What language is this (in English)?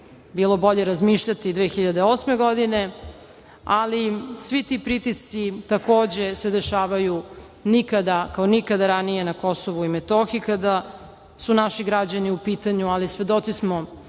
Serbian